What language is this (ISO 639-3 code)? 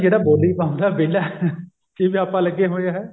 pan